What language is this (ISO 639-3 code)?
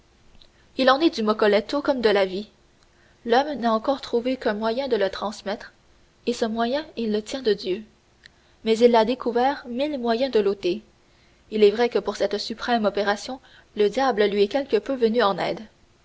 fra